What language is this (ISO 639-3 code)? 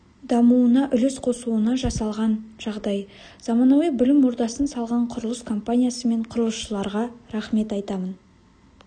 kaz